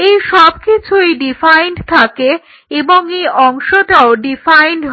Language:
Bangla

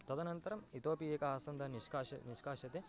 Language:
Sanskrit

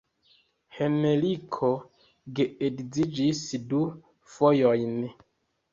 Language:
Esperanto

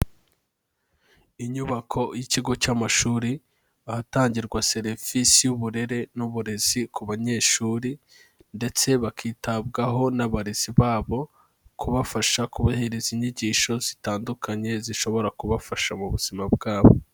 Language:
Kinyarwanda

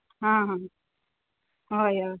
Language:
Konkani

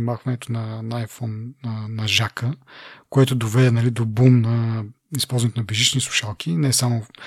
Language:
Bulgarian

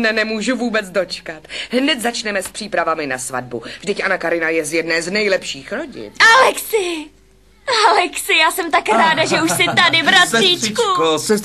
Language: Czech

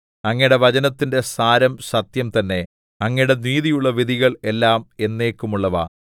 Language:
Malayalam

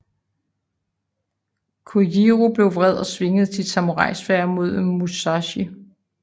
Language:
Danish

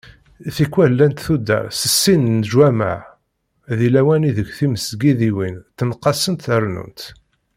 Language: Kabyle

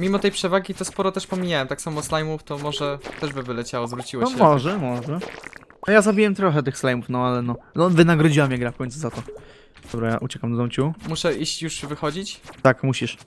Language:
Polish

